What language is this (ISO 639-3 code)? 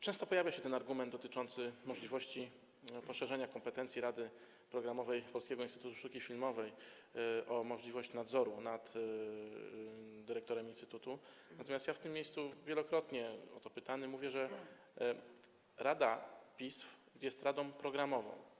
pol